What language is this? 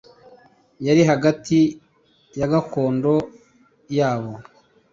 Kinyarwanda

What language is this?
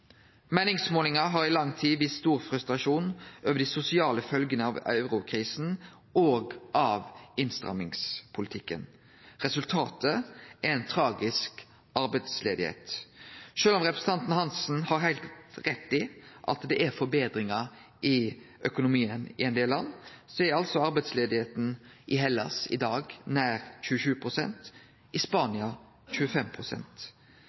Norwegian Nynorsk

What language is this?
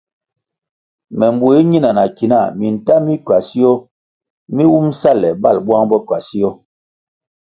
Kwasio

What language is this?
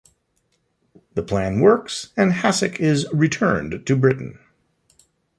English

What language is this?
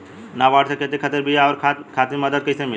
Bhojpuri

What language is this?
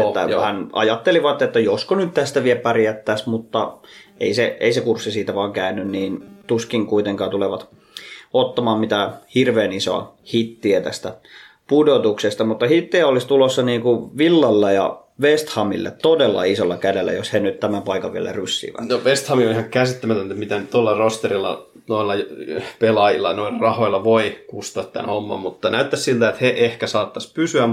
Finnish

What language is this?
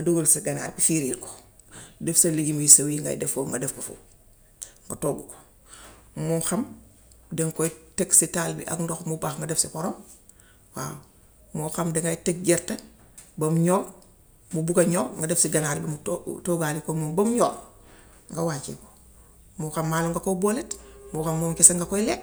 Gambian Wolof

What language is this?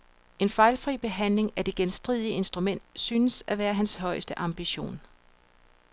Danish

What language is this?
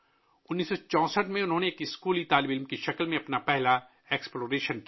Urdu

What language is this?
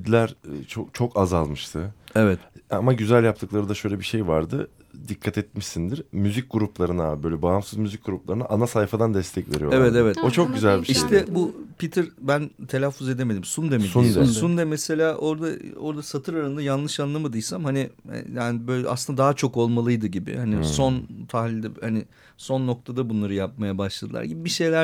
Turkish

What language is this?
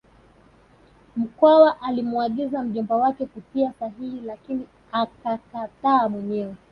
Swahili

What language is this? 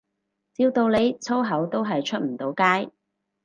Cantonese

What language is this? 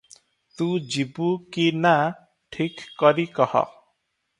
Odia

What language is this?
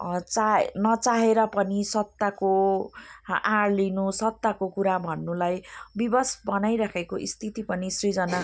Nepali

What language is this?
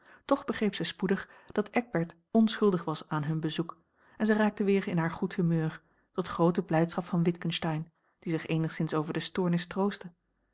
Dutch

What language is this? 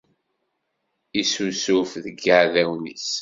Kabyle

